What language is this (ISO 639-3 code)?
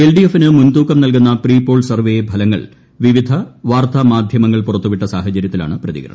mal